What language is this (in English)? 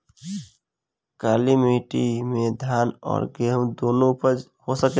Bhojpuri